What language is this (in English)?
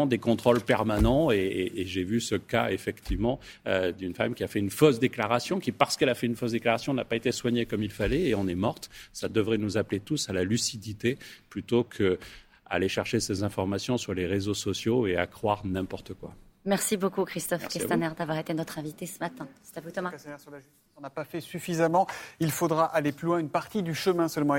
French